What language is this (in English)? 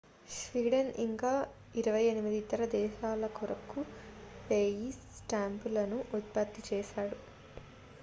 Telugu